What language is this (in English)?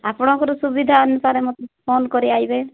Odia